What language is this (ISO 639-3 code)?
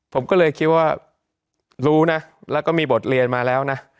tha